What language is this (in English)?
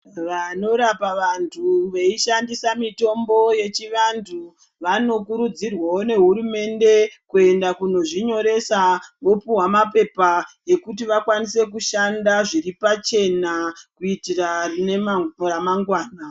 Ndau